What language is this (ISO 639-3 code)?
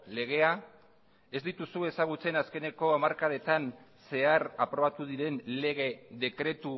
eus